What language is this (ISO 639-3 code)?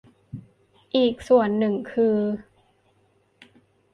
tha